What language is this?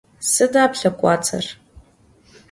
Adyghe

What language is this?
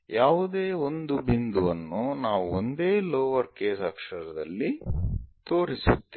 Kannada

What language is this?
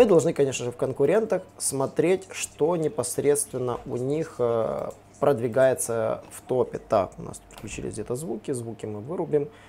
Russian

